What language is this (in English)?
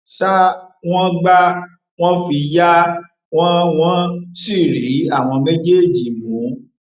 Yoruba